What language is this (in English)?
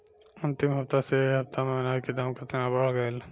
Bhojpuri